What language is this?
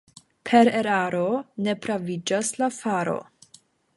Esperanto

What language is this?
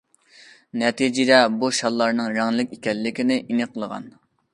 Uyghur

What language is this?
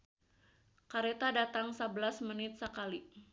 Sundanese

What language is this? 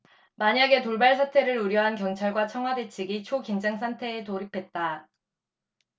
Korean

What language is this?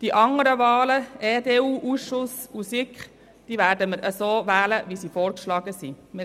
Swiss German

